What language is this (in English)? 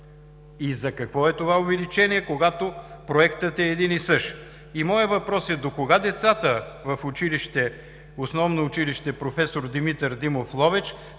Bulgarian